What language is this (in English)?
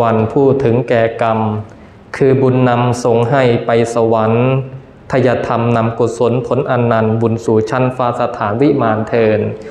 Thai